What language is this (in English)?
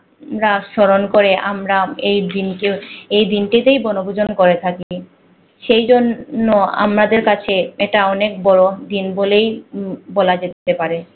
Bangla